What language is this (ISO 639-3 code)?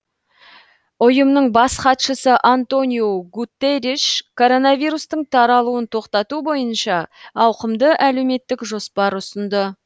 kaz